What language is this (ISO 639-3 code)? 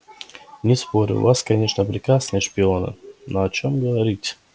rus